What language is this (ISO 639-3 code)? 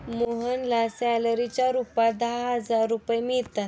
mar